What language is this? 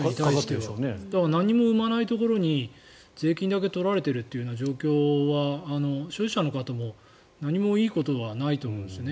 Japanese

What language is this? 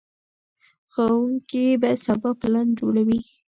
Pashto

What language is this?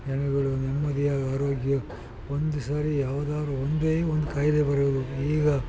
Kannada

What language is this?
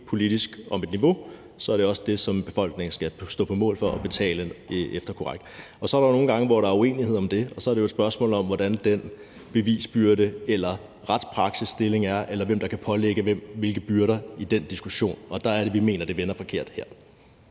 Danish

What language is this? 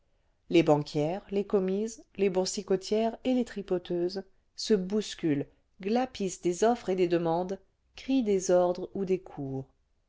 French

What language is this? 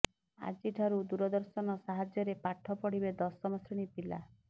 Odia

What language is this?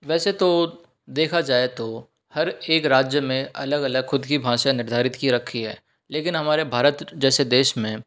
Hindi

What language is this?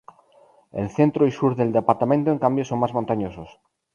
Spanish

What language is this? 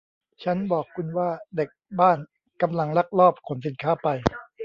Thai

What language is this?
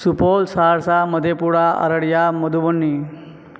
Maithili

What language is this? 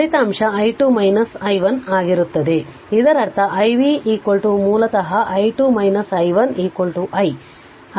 Kannada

